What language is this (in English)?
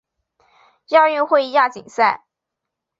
Chinese